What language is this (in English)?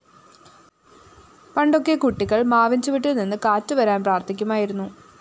Malayalam